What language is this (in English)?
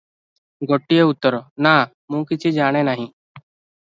Odia